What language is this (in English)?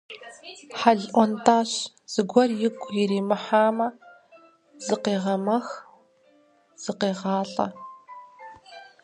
Kabardian